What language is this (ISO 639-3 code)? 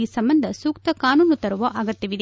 kan